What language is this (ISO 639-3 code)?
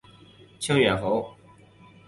zho